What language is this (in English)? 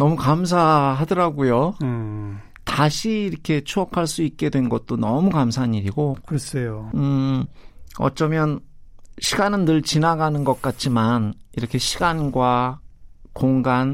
Korean